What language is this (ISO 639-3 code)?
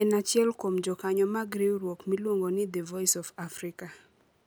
luo